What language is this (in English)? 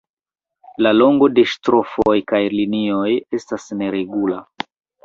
Esperanto